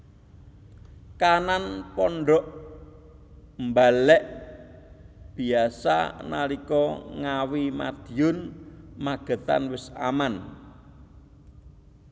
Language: Javanese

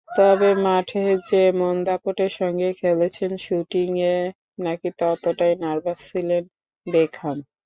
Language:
Bangla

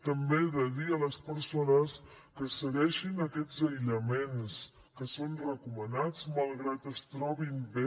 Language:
Catalan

